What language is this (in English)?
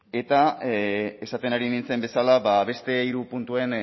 Basque